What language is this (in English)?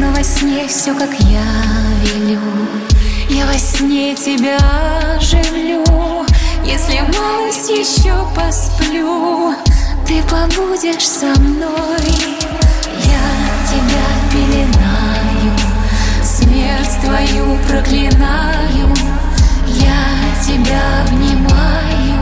Russian